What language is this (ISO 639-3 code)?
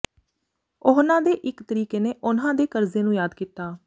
pan